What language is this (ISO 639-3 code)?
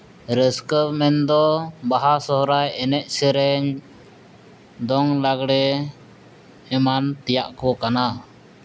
sat